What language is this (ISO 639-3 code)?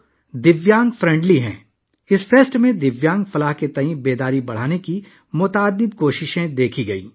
urd